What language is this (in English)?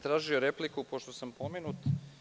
Serbian